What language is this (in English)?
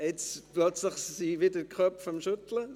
Swiss German